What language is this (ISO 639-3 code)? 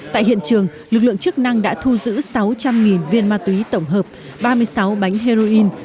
vie